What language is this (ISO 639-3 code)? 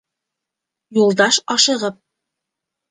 bak